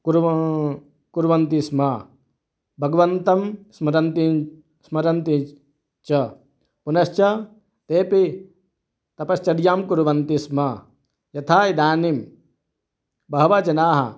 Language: Sanskrit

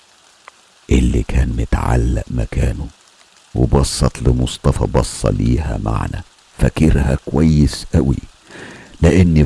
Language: Arabic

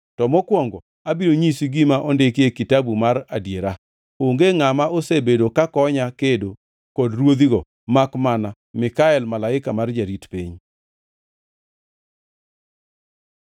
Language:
Luo (Kenya and Tanzania)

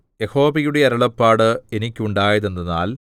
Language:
Malayalam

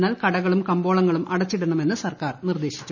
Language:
Malayalam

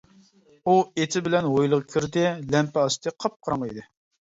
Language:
Uyghur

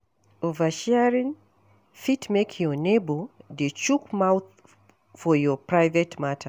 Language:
Nigerian Pidgin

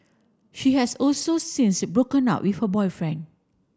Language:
English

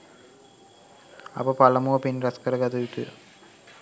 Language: Sinhala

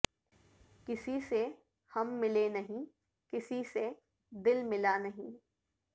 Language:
Urdu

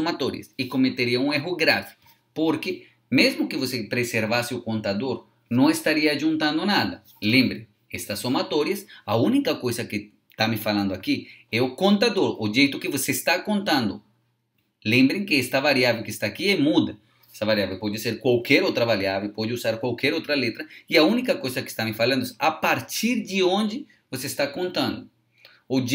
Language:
Portuguese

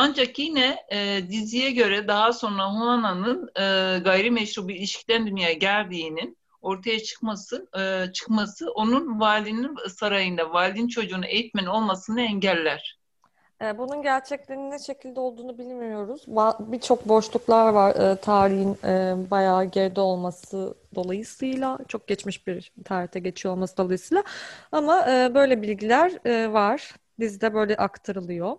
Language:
Turkish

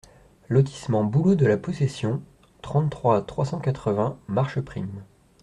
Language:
French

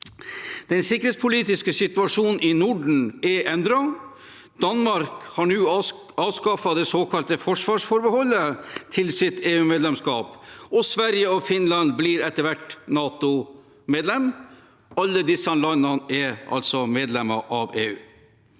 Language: Norwegian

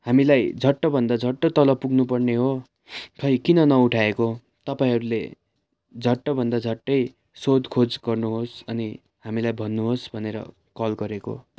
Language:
Nepali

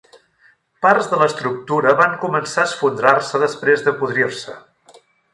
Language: Catalan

